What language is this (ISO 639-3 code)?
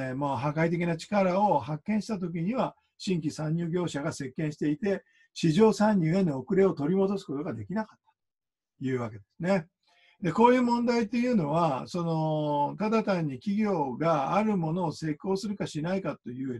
jpn